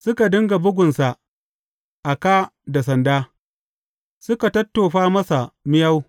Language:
Hausa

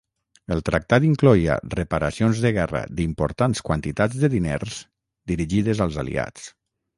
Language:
Catalan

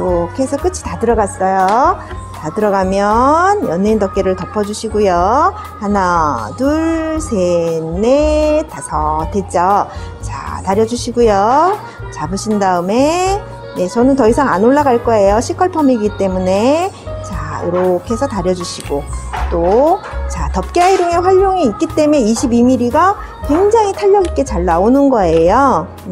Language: Korean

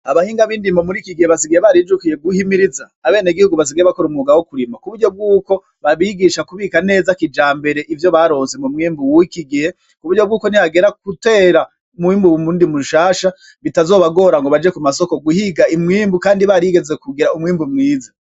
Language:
Rundi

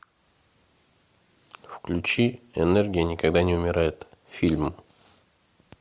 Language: Russian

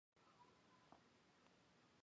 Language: Chinese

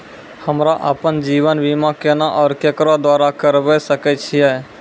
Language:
Maithili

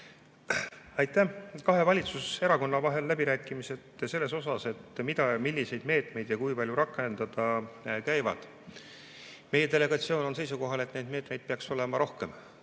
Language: Estonian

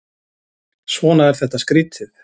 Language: Icelandic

